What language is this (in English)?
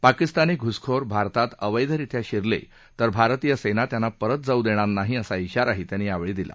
Marathi